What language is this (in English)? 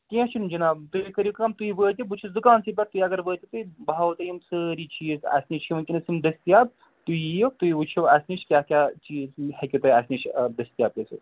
Kashmiri